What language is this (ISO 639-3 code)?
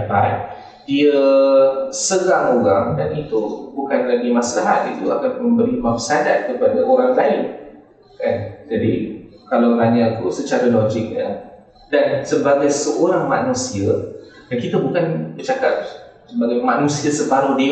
msa